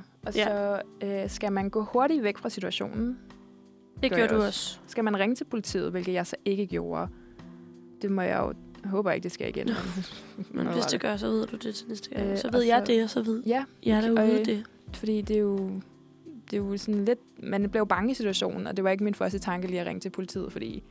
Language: Danish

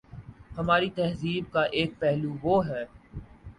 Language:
Urdu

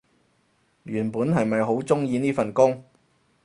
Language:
Cantonese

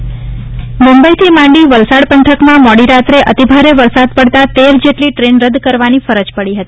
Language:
Gujarati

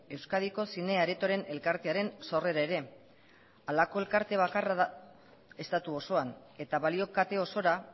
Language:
Basque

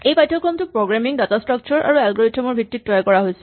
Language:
Assamese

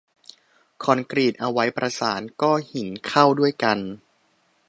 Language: Thai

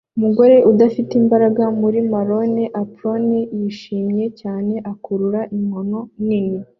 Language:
Kinyarwanda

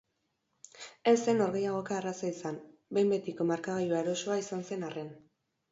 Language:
Basque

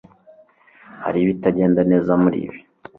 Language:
Kinyarwanda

